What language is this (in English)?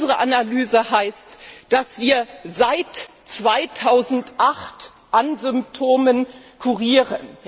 German